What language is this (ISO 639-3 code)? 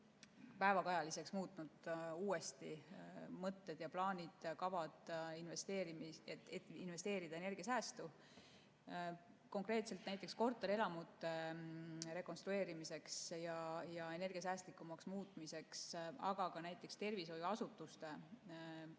est